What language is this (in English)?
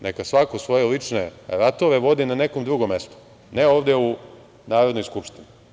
Serbian